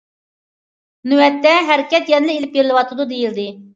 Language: Uyghur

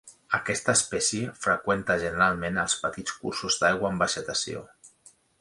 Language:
Catalan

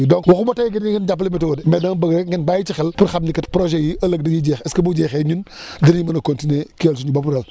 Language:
Wolof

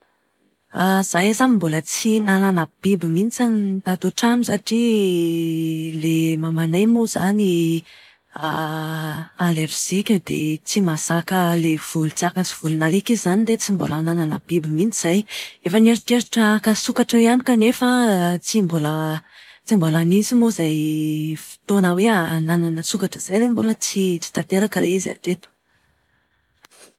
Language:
Malagasy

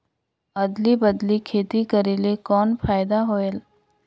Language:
Chhattisgarhi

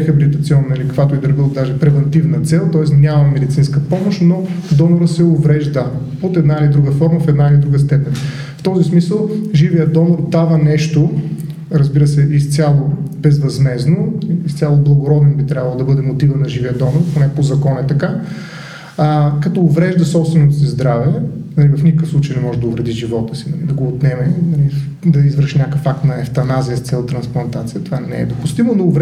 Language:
Bulgarian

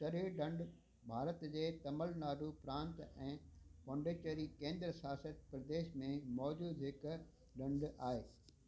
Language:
Sindhi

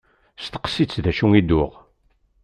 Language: Kabyle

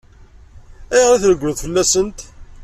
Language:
Kabyle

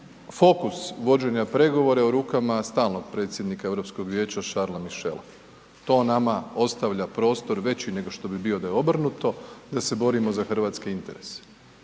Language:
Croatian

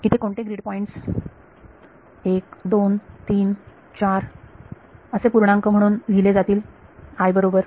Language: Marathi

